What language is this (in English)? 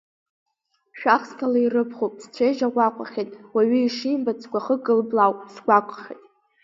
Abkhazian